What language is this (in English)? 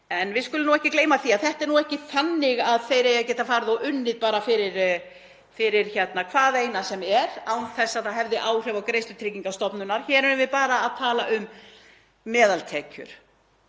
Icelandic